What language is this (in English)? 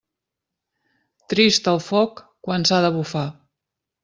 Catalan